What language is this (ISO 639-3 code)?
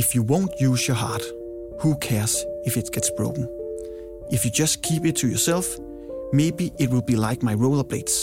dan